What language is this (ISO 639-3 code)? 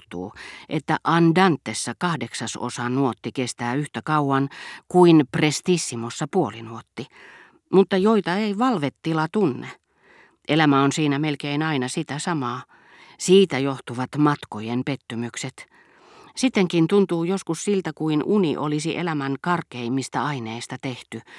fin